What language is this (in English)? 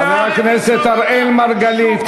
Hebrew